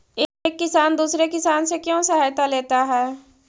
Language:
Magahi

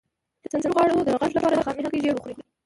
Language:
Pashto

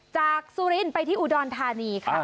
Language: Thai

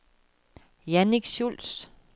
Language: Danish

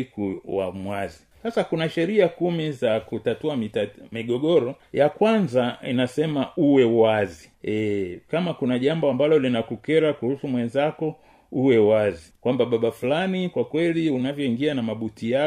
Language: Swahili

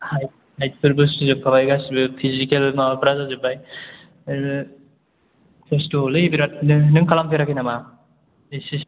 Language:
Bodo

